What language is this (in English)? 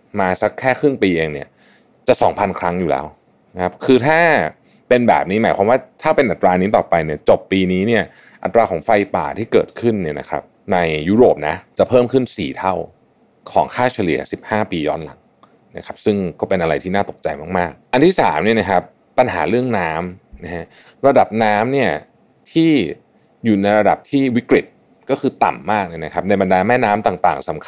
Thai